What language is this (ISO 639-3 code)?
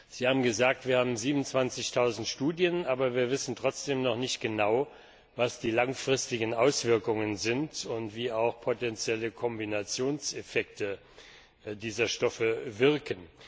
deu